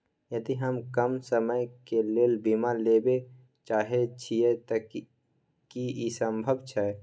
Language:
Maithili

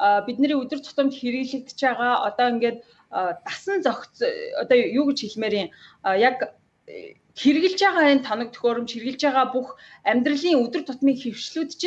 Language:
French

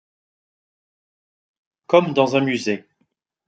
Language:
French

